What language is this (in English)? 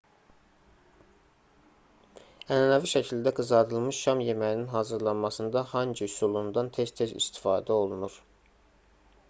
Azerbaijani